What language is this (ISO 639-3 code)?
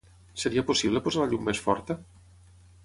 cat